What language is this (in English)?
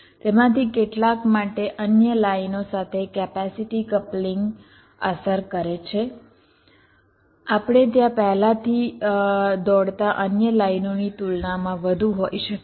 Gujarati